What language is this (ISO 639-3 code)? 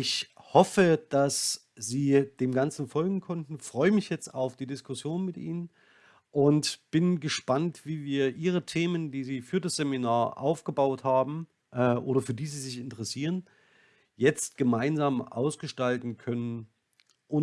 deu